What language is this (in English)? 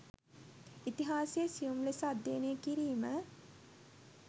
Sinhala